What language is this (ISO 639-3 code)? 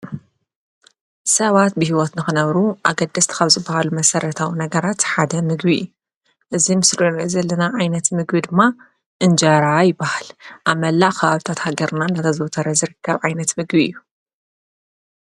tir